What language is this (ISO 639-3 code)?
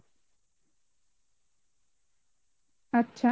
ben